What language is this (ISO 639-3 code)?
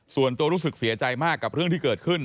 tha